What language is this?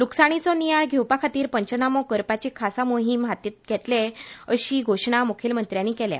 Konkani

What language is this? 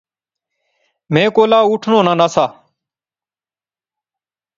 Pahari-Potwari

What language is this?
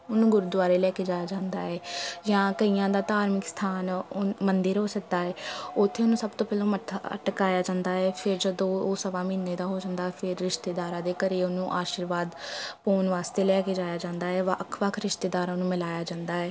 Punjabi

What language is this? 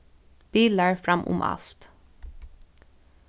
Faroese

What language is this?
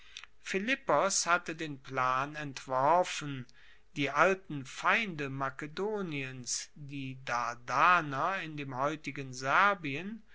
German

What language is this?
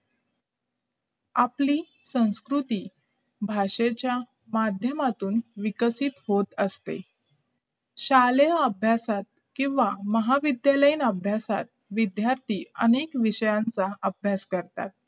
Marathi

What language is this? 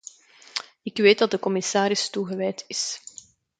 Dutch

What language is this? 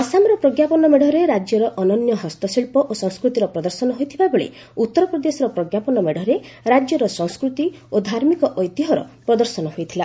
Odia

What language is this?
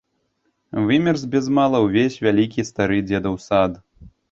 Belarusian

